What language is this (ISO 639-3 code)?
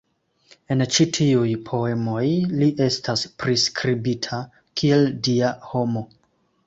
epo